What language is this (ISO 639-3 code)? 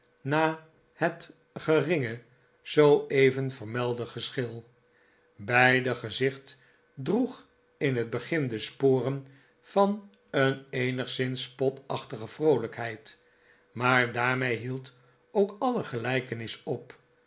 nld